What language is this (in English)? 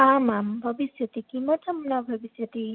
Sanskrit